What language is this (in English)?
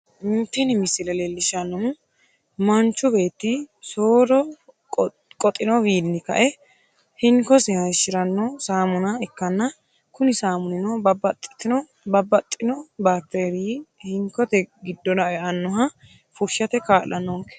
Sidamo